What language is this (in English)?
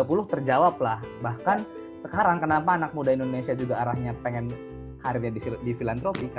Indonesian